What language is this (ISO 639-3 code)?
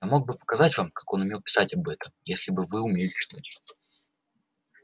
rus